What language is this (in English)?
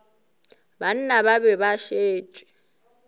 Northern Sotho